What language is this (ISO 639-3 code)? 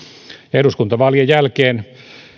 fin